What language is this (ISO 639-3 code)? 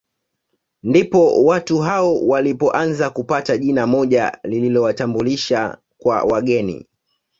swa